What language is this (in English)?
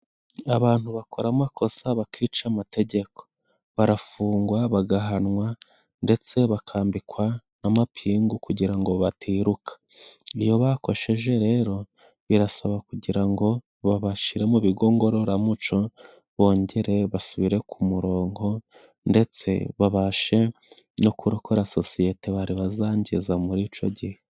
Kinyarwanda